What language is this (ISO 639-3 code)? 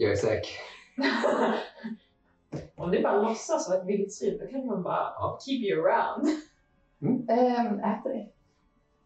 swe